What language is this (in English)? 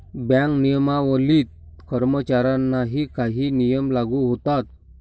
Marathi